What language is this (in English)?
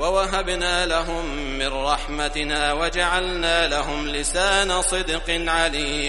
Arabic